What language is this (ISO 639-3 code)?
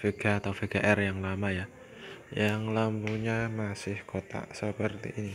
ind